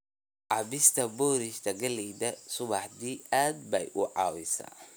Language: Somali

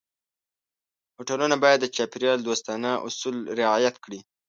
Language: Pashto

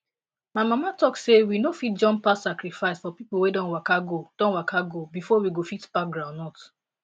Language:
Nigerian Pidgin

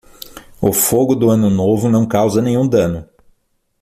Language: Portuguese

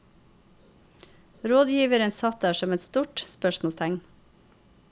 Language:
Norwegian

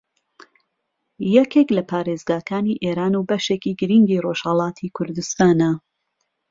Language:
Central Kurdish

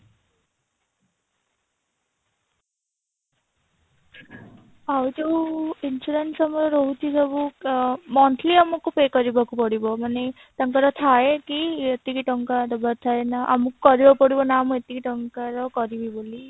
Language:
Odia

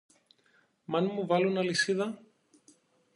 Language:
Greek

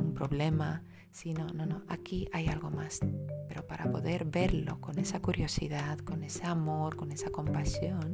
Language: Spanish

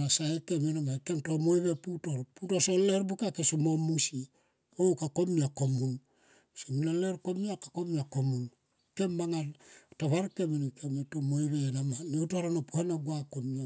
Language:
Tomoip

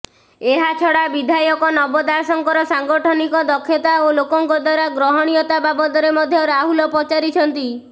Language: Odia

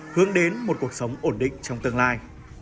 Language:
Vietnamese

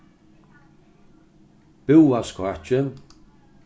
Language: Faroese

